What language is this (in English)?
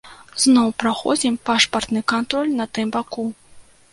Belarusian